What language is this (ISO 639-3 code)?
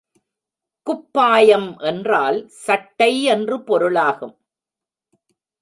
tam